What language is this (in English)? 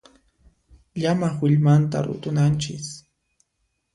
Puno Quechua